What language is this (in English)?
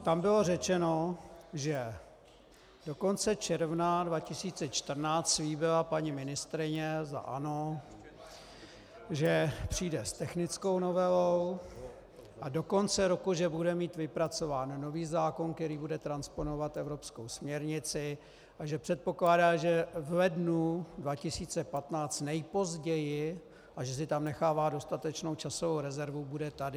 Czech